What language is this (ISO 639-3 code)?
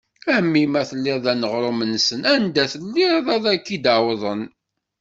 kab